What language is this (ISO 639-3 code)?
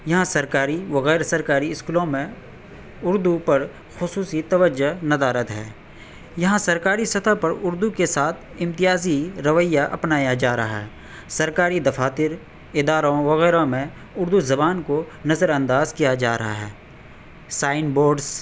urd